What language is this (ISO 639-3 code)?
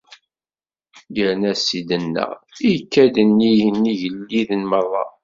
kab